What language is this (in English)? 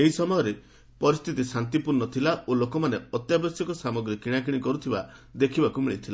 Odia